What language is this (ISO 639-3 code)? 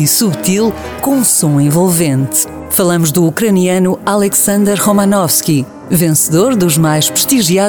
por